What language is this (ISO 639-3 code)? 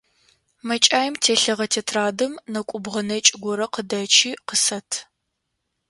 ady